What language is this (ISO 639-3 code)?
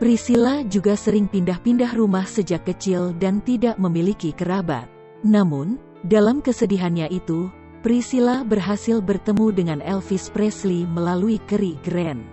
ind